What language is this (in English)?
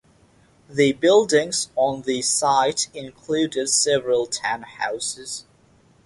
English